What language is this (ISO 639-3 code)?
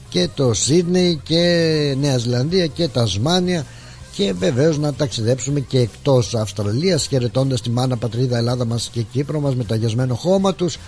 ell